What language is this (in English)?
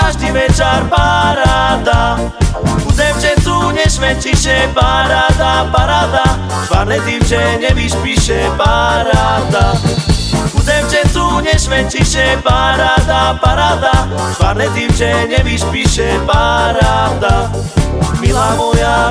Slovak